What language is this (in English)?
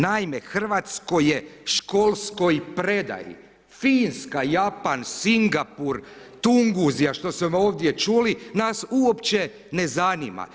Croatian